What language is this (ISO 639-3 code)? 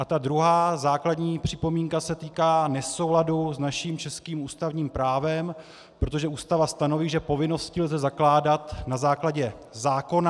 ces